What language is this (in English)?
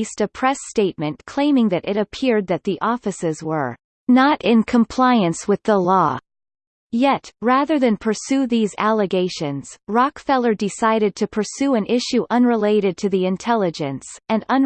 English